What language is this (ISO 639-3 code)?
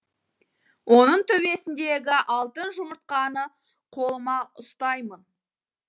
kaz